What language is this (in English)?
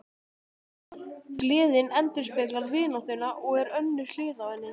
Icelandic